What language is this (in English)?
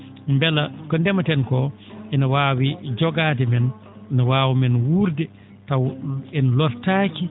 Fula